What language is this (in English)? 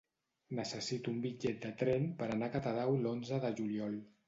Catalan